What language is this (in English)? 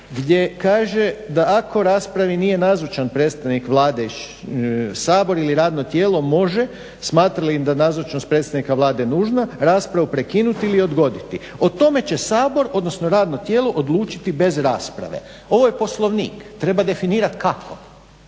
Croatian